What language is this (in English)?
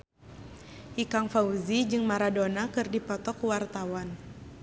Sundanese